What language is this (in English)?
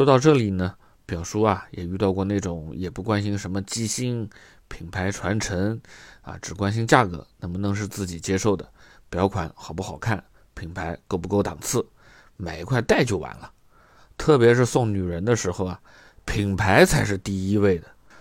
Chinese